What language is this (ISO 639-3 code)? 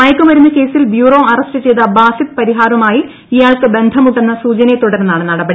mal